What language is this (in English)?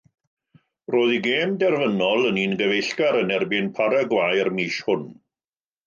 Welsh